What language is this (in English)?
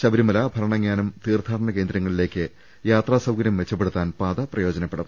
Malayalam